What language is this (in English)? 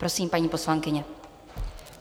Czech